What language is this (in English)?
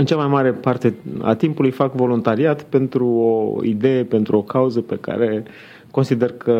Romanian